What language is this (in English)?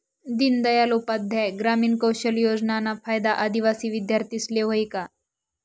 Marathi